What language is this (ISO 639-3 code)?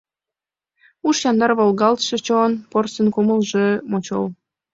chm